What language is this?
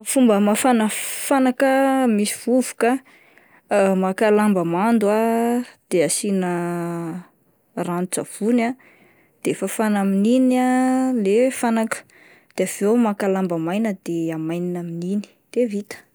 Malagasy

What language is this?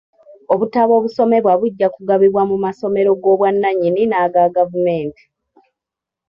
Ganda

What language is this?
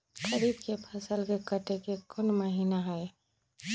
Magahi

